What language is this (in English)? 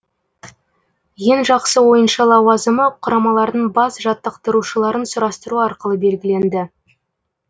Kazakh